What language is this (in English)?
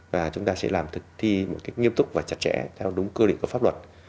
Vietnamese